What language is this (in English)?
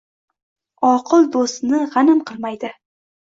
Uzbek